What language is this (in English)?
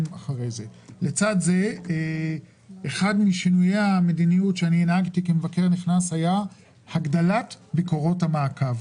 Hebrew